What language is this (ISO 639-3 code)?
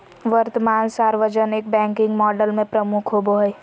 mag